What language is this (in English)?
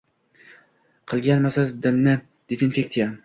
Uzbek